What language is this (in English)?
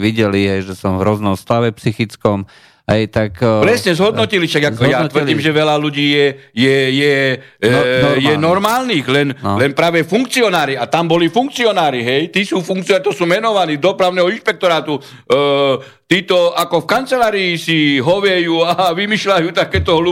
Slovak